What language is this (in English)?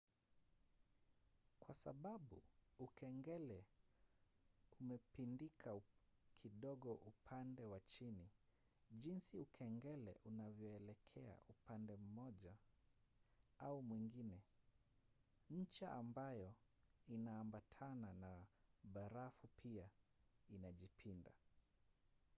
Swahili